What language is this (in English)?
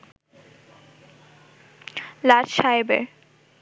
Bangla